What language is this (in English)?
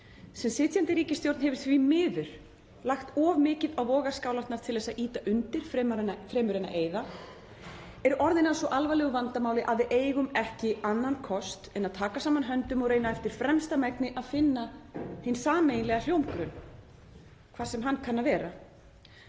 Icelandic